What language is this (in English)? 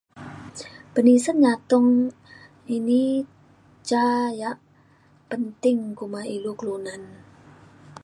Mainstream Kenyah